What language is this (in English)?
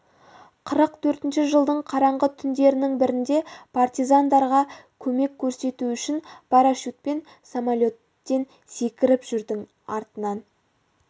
Kazakh